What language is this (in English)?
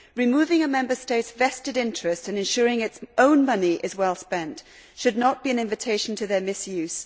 English